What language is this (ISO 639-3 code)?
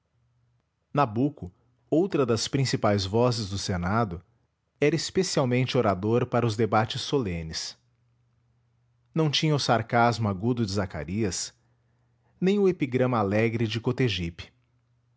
por